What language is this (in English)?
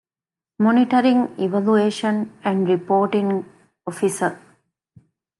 Divehi